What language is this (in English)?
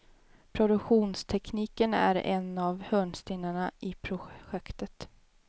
Swedish